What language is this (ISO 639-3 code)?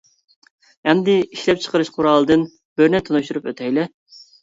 uig